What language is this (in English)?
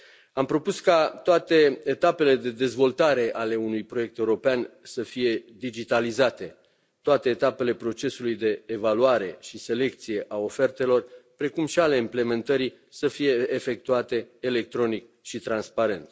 Romanian